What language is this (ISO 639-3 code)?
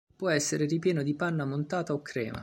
ita